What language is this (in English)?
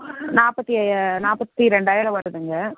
Tamil